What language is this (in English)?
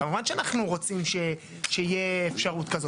Hebrew